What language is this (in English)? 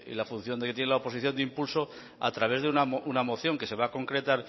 Spanish